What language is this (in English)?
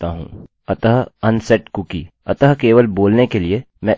Hindi